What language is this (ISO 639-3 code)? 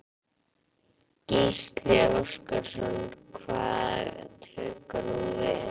isl